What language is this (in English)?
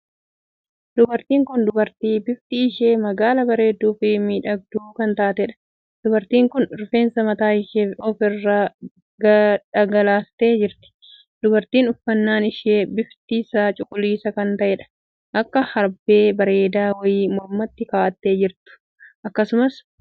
Oromo